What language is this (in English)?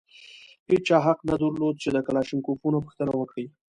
Pashto